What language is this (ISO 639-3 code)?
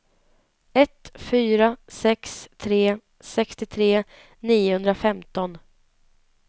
swe